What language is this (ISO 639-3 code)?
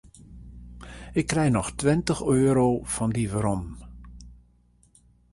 fry